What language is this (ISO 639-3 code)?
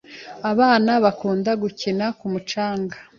kin